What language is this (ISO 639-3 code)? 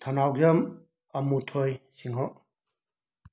mni